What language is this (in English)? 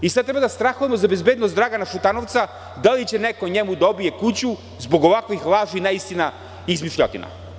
Serbian